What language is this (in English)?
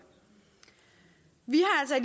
Danish